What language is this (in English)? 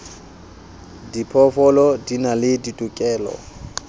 Southern Sotho